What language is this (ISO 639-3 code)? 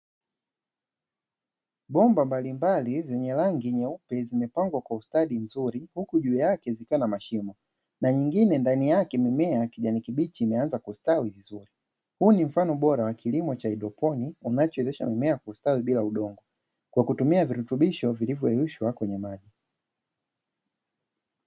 swa